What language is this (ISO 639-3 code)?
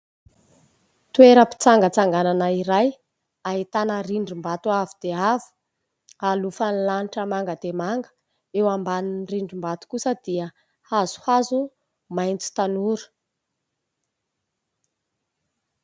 mlg